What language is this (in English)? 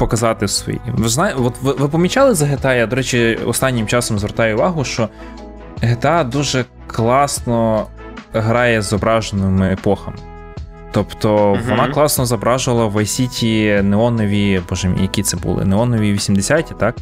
Ukrainian